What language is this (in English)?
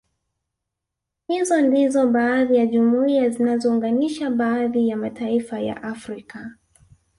Swahili